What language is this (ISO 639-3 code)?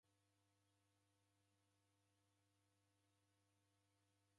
dav